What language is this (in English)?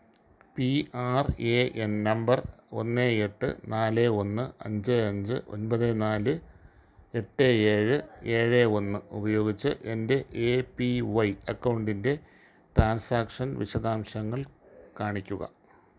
Malayalam